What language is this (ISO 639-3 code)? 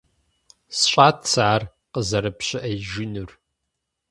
kbd